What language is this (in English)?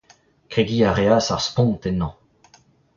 Breton